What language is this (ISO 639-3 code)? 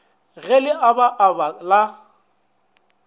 nso